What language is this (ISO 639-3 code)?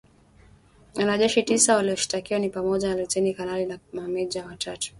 swa